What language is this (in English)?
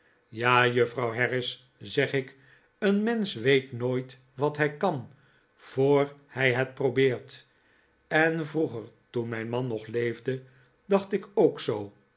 Dutch